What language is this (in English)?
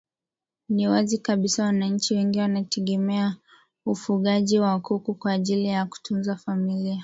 Swahili